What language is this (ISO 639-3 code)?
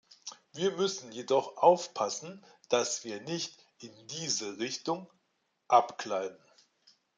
deu